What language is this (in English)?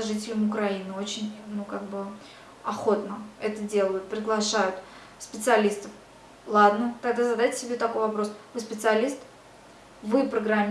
Russian